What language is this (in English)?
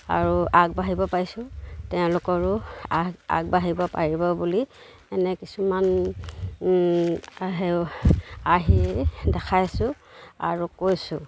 Assamese